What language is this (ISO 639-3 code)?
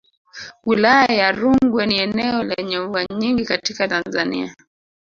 swa